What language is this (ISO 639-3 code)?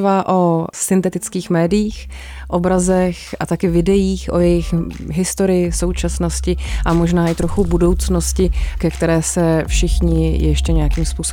ces